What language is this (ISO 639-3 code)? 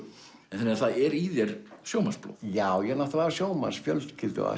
isl